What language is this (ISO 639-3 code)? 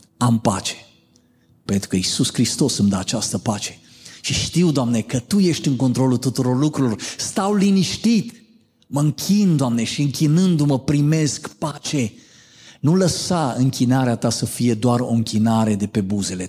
ron